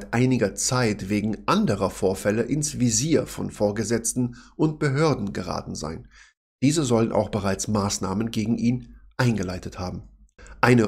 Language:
German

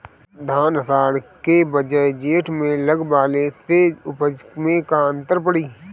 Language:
Bhojpuri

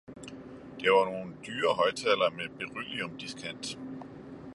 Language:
Danish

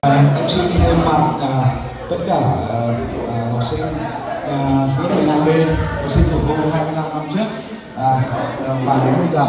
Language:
Vietnamese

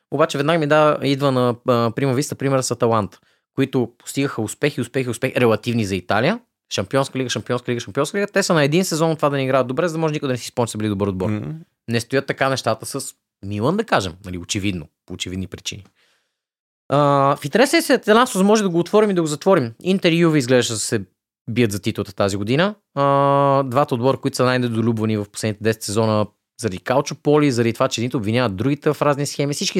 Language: Bulgarian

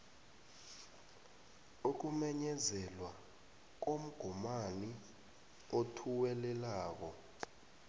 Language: South Ndebele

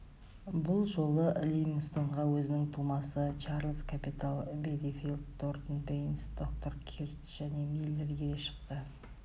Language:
Kazakh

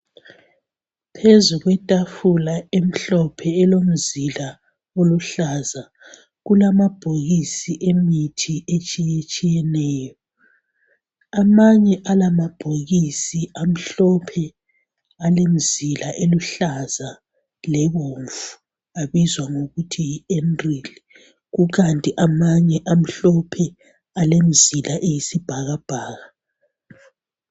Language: North Ndebele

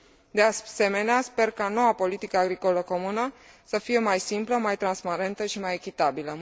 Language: Romanian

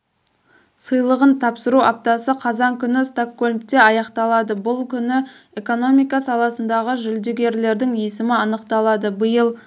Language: Kazakh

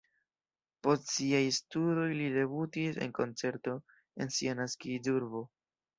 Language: Esperanto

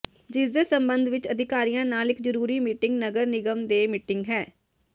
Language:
Punjabi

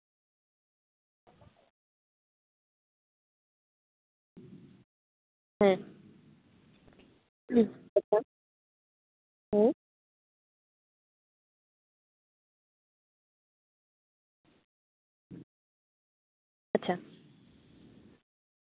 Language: Santali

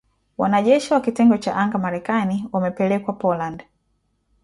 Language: Swahili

